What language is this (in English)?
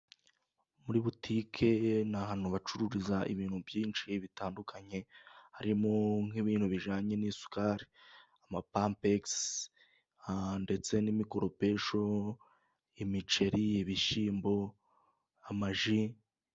Kinyarwanda